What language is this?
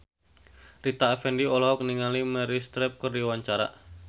Sundanese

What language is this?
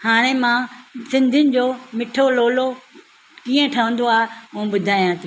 Sindhi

